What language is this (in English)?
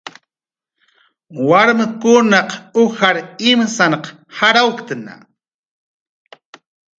Jaqaru